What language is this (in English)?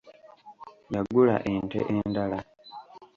Ganda